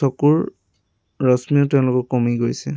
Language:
Assamese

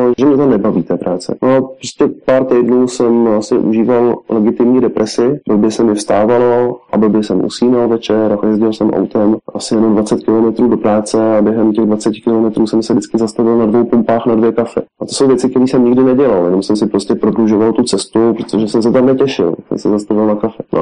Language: Czech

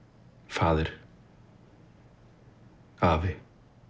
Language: Icelandic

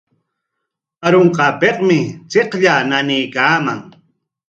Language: Corongo Ancash Quechua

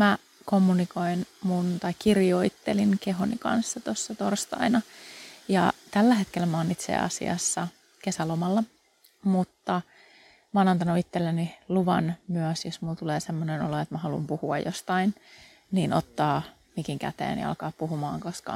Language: Finnish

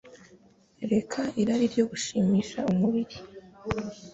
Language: Kinyarwanda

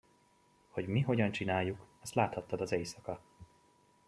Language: Hungarian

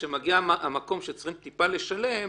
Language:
Hebrew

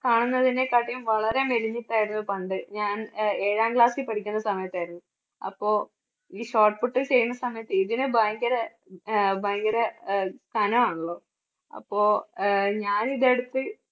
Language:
Malayalam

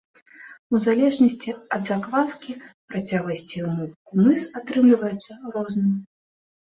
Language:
Belarusian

